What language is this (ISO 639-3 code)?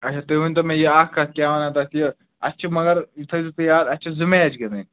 kas